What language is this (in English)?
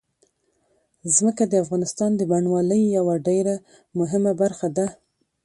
Pashto